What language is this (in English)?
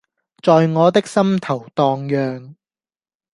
Cantonese